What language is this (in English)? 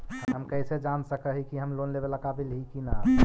Magahi